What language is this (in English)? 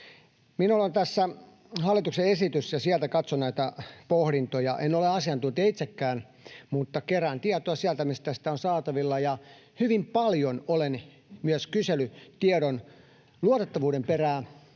Finnish